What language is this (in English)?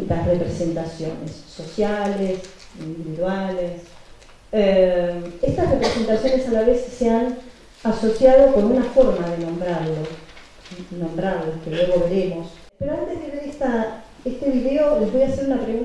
Spanish